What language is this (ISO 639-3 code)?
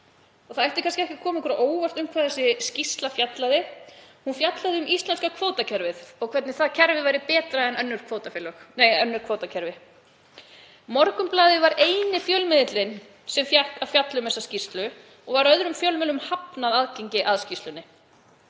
isl